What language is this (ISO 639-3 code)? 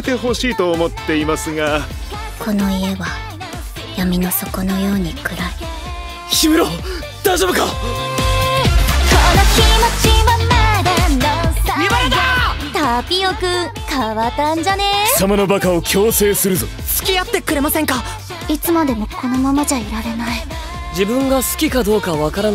jpn